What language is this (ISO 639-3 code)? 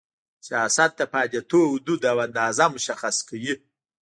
pus